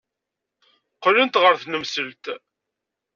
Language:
Kabyle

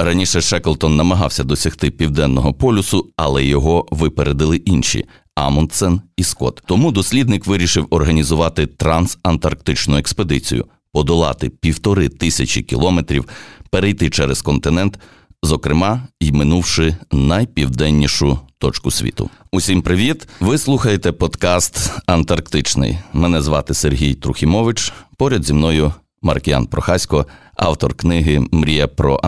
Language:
Ukrainian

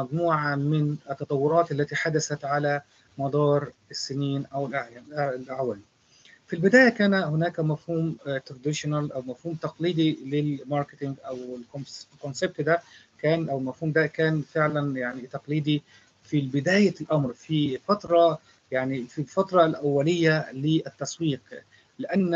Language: Arabic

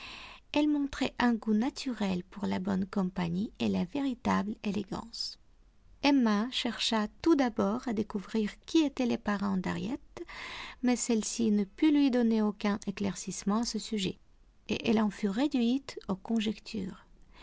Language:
French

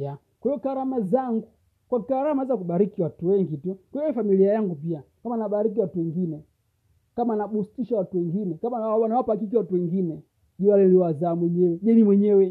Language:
Swahili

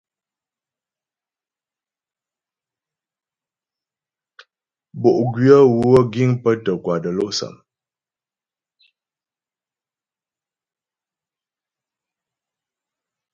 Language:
Ghomala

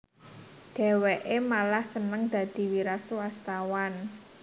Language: Javanese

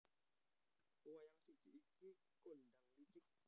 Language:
Javanese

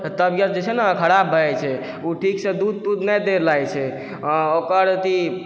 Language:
Maithili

